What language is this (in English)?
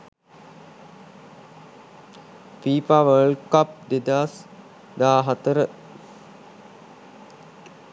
Sinhala